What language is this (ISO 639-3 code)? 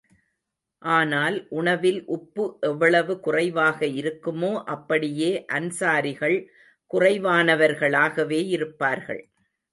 tam